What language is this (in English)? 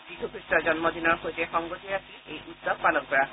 Assamese